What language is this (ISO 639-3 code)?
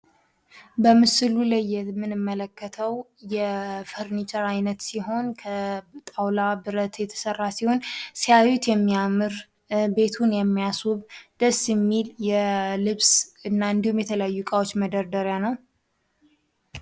amh